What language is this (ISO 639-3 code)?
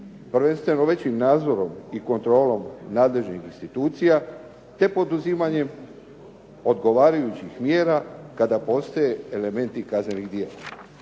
hrv